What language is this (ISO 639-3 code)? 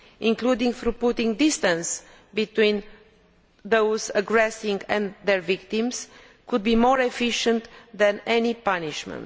eng